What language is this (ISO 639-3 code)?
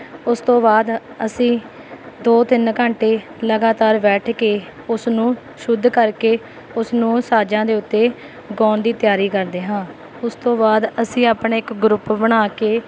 pan